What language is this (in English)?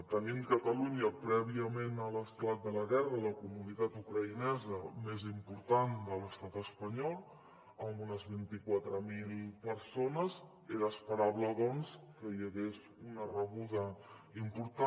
Catalan